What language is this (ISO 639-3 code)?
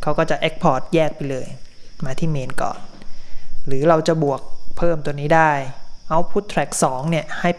tha